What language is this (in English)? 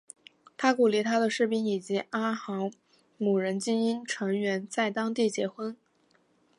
Chinese